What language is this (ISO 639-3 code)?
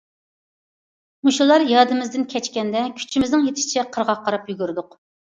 uig